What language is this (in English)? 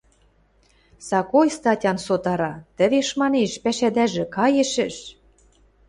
Western Mari